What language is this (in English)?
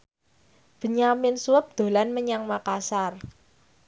Javanese